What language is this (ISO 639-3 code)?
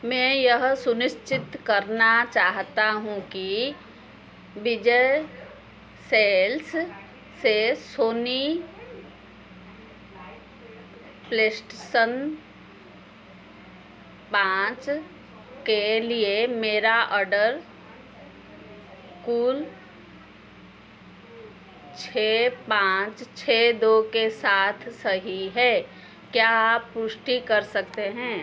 hin